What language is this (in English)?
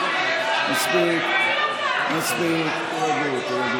Hebrew